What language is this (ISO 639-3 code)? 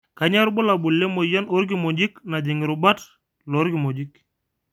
mas